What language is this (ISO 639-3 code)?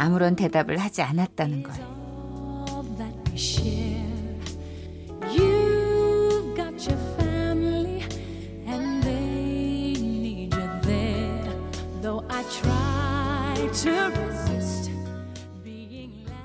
kor